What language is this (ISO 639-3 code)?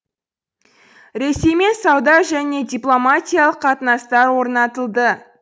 kaz